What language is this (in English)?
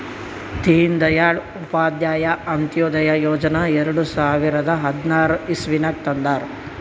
Kannada